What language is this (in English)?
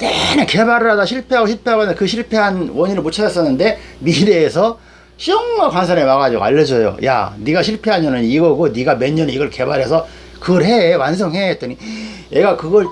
Korean